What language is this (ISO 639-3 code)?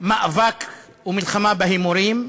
heb